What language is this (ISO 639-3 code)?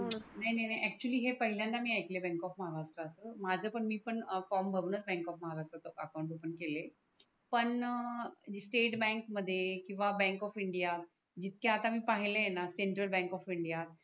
mar